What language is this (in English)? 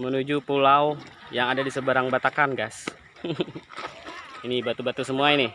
Indonesian